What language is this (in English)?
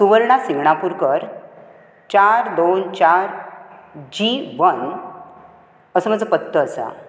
Konkani